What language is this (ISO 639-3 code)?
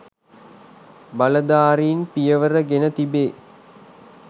sin